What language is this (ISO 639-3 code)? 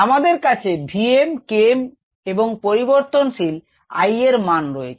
ben